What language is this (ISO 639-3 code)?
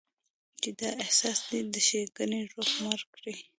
pus